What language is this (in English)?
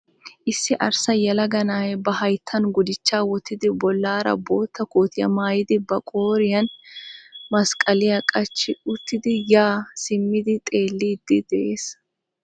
Wolaytta